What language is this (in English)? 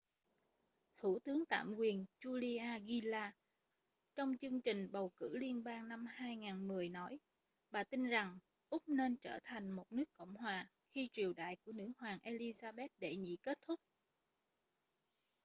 Vietnamese